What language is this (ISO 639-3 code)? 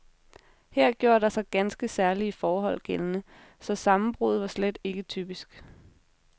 dan